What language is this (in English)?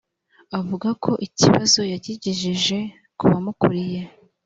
Kinyarwanda